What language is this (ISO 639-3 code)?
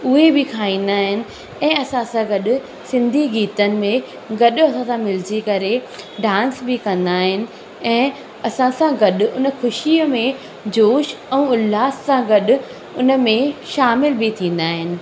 snd